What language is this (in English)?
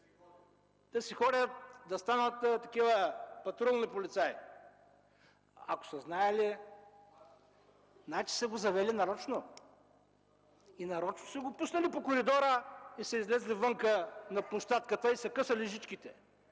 Bulgarian